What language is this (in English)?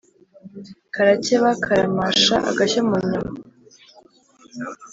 Kinyarwanda